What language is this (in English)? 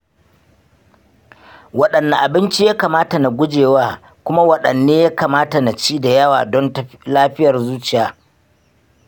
Hausa